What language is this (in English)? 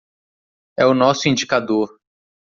Portuguese